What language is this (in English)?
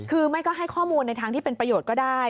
Thai